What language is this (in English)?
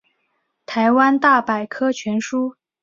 Chinese